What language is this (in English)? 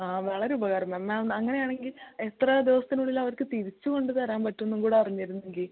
Malayalam